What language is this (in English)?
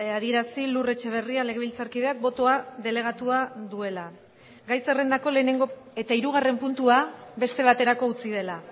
Basque